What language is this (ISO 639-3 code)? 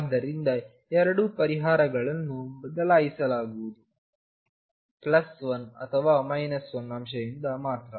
kan